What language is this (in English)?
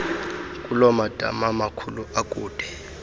Xhosa